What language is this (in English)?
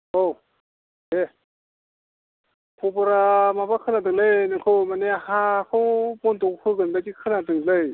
Bodo